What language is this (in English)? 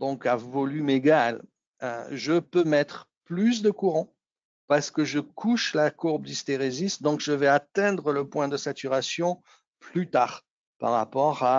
French